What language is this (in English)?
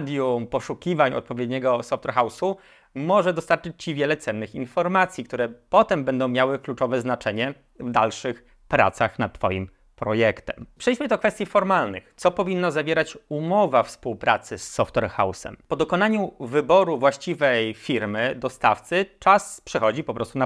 Polish